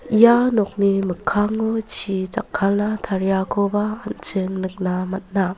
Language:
Garo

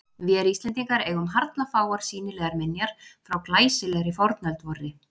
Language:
Icelandic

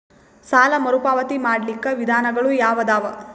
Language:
Kannada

